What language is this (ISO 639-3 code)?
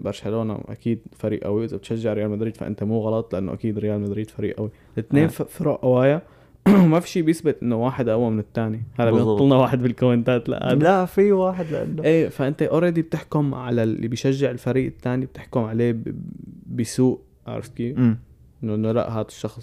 ara